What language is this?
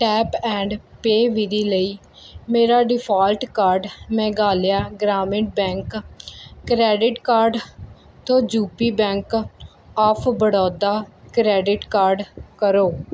Punjabi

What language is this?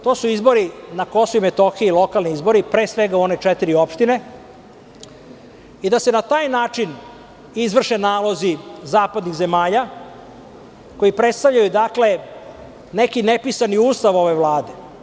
Serbian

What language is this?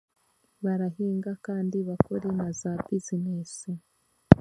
Chiga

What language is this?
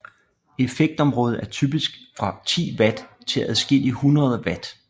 Danish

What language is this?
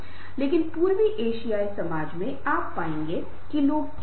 Hindi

